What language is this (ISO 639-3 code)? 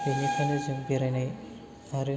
brx